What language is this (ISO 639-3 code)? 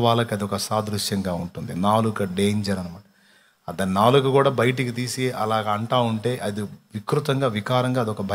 tel